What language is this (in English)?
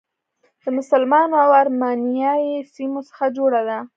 Pashto